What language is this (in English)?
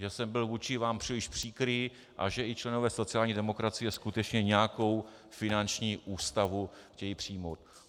Czech